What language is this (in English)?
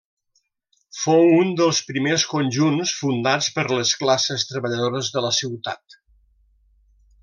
Catalan